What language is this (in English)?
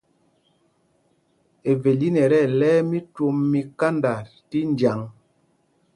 Mpumpong